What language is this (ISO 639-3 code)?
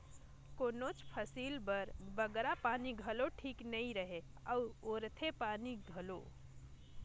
hne